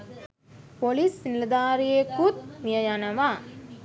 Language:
Sinhala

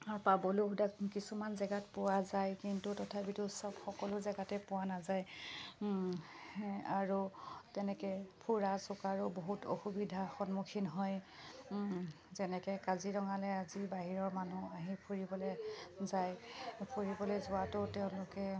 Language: Assamese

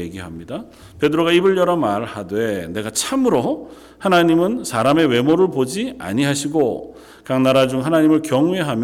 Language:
Korean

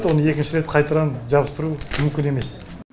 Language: Kazakh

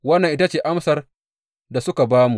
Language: Hausa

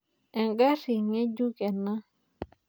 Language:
Masai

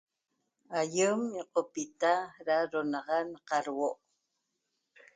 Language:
Toba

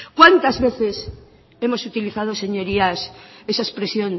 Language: Spanish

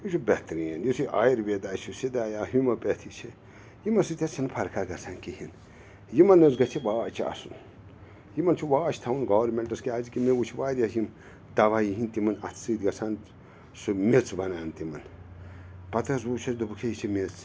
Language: Kashmiri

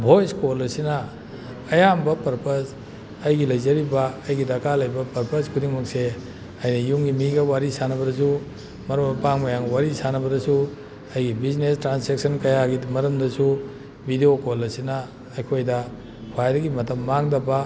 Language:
Manipuri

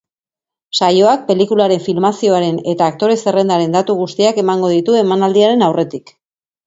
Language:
Basque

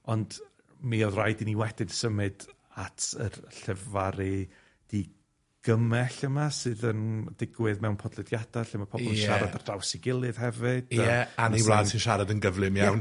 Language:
Welsh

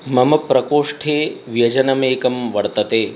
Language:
Sanskrit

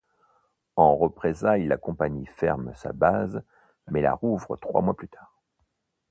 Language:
French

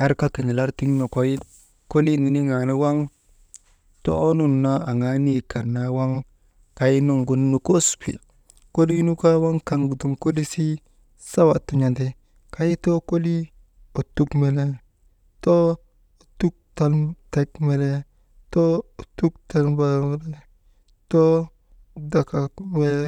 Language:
Maba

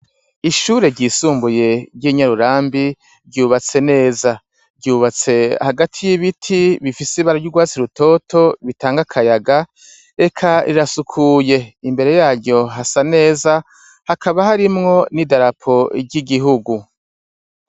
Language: Rundi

